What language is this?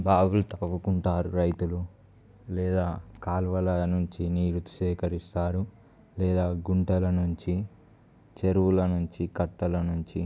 Telugu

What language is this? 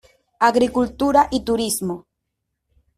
Spanish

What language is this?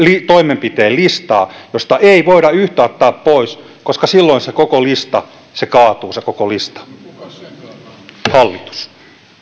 Finnish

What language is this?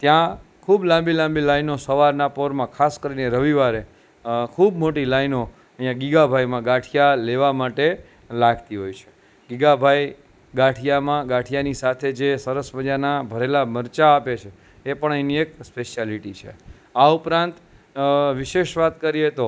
Gujarati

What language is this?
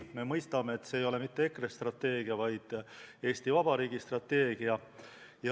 Estonian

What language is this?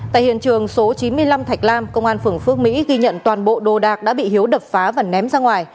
Vietnamese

